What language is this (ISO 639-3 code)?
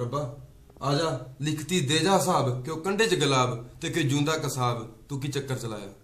hin